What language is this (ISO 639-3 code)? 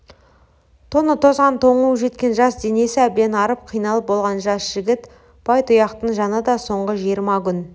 kaz